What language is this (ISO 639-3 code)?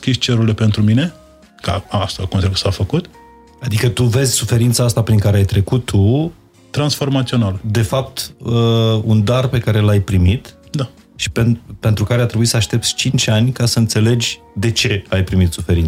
ron